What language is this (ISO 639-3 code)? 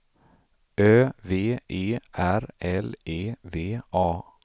swe